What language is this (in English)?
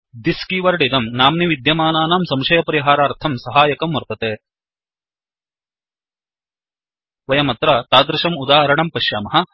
Sanskrit